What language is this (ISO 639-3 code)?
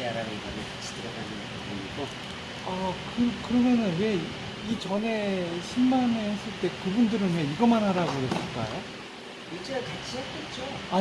kor